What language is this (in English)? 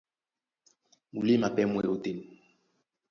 Duala